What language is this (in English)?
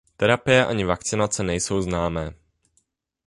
Czech